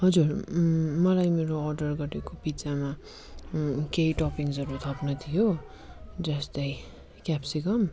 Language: Nepali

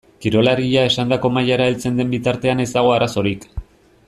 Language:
Basque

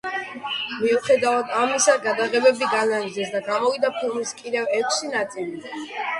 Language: Georgian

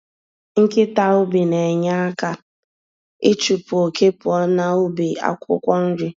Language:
Igbo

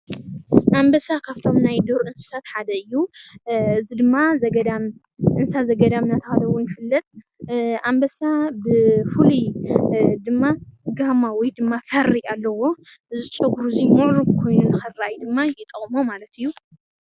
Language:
Tigrinya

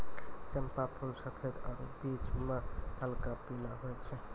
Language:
Maithili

